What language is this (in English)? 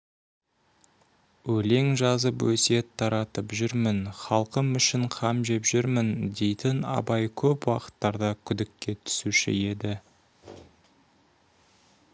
Kazakh